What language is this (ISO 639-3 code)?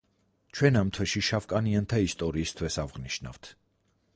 kat